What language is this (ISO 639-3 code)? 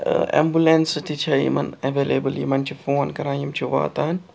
kas